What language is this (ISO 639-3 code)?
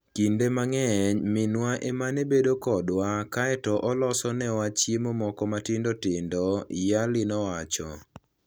luo